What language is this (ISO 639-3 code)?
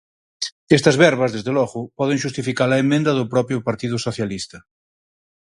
glg